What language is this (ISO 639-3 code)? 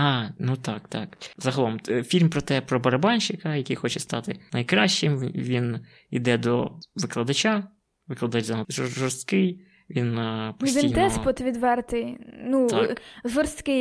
ukr